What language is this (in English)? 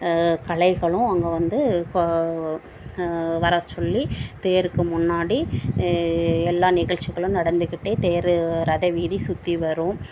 Tamil